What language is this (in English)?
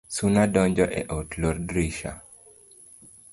Luo (Kenya and Tanzania)